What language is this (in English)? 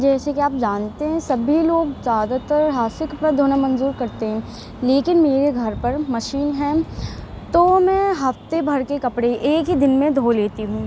Urdu